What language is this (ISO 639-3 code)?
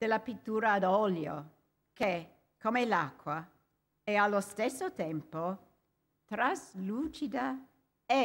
ita